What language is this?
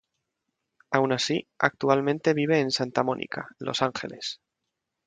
Spanish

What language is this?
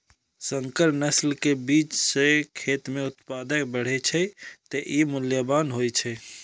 Maithili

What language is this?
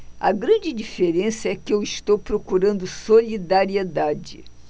Portuguese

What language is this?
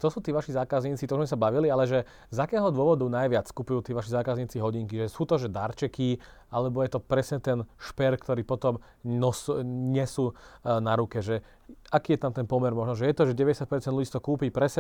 Slovak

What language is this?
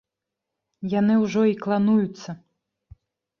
Belarusian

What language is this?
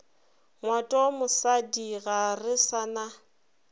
Northern Sotho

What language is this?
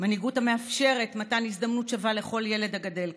Hebrew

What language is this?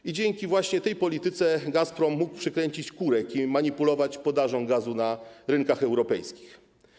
Polish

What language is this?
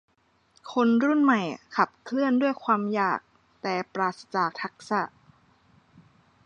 Thai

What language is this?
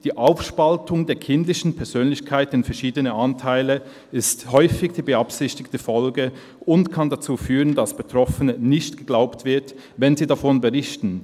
Swiss German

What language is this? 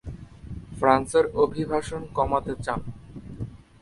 Bangla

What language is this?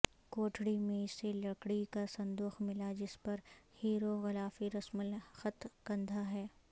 Urdu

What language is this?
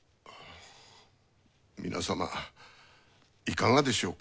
Japanese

